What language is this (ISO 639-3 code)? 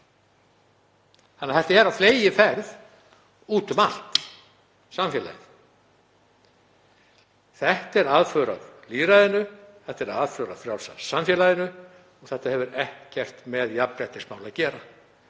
isl